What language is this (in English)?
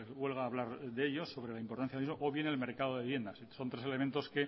Spanish